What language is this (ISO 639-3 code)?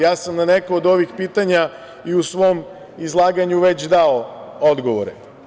srp